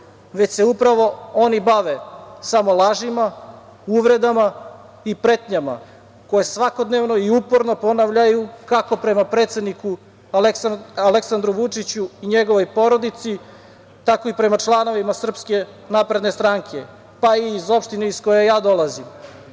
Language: Serbian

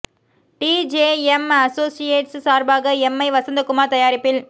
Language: Tamil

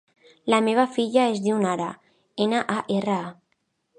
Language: Catalan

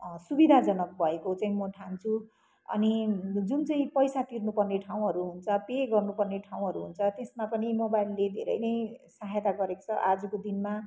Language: Nepali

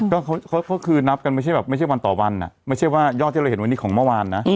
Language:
Thai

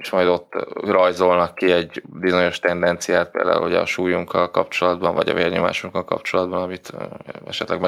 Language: Hungarian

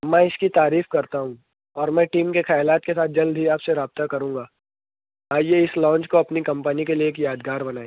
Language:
Urdu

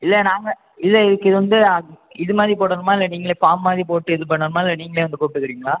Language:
Tamil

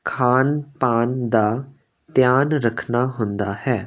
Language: Punjabi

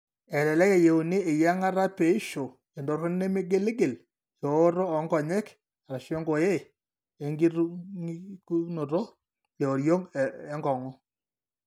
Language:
Masai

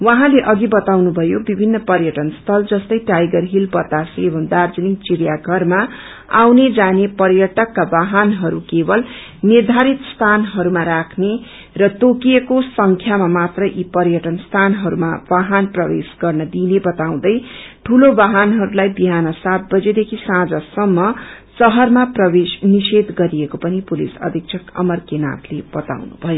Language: Nepali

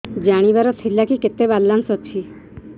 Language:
Odia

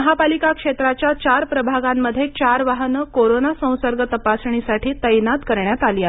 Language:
Marathi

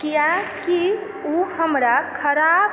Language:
Maithili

